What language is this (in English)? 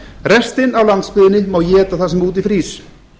Icelandic